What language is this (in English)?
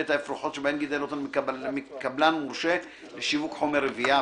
Hebrew